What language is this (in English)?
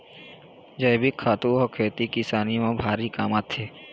Chhattisgarhi